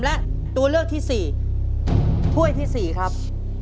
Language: Thai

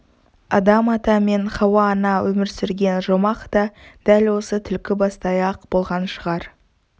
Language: Kazakh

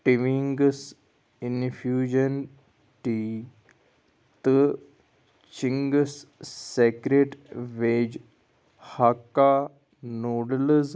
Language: Kashmiri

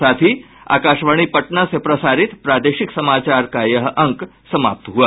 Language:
Hindi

